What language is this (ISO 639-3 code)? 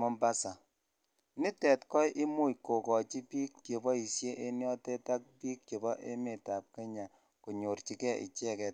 kln